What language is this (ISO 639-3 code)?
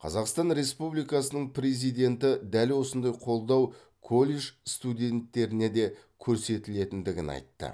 kaz